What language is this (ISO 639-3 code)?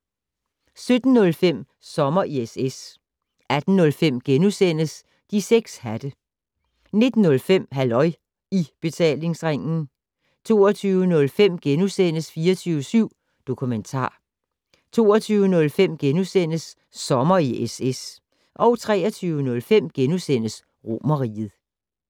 dan